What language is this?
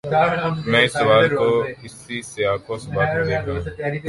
Urdu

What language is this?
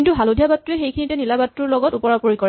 Assamese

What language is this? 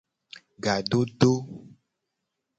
Gen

